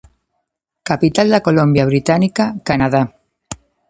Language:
Galician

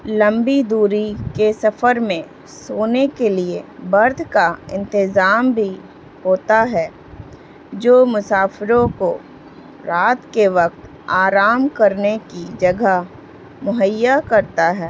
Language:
Urdu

